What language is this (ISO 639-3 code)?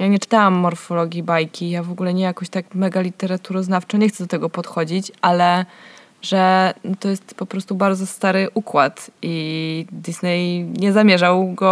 pol